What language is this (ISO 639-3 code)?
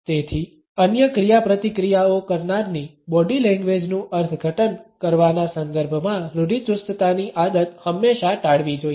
guj